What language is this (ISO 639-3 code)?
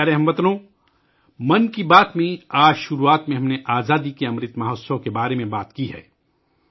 urd